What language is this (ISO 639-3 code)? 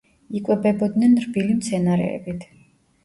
kat